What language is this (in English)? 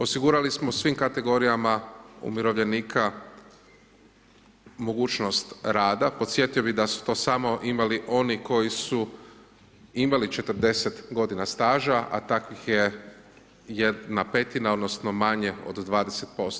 Croatian